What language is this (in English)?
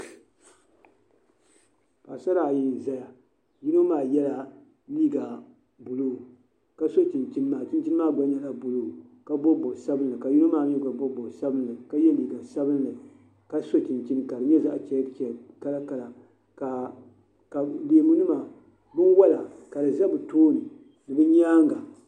Dagbani